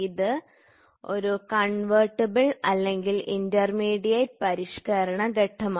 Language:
Malayalam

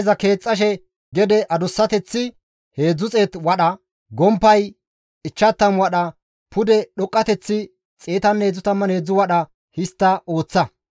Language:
Gamo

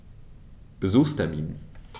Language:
German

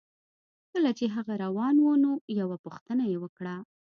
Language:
Pashto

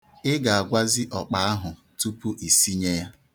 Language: Igbo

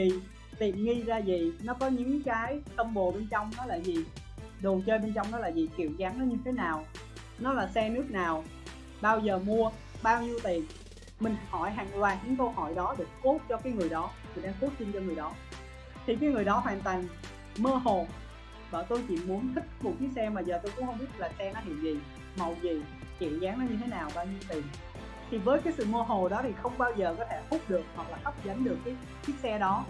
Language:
Vietnamese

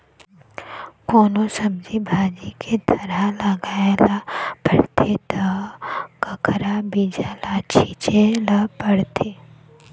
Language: Chhattisgarhi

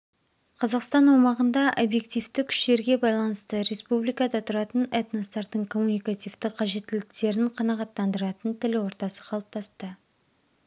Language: Kazakh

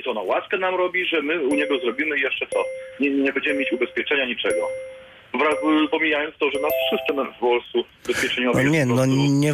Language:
Polish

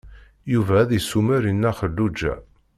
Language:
Kabyle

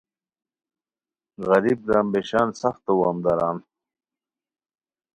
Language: Khowar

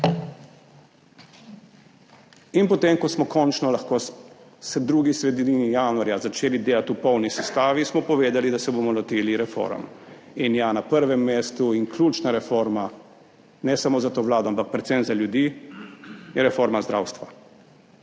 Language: Slovenian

